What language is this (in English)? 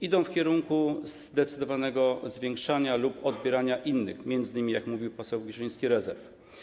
Polish